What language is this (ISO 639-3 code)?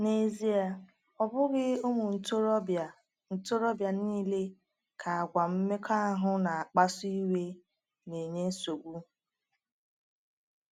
ibo